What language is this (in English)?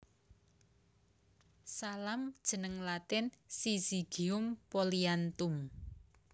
Javanese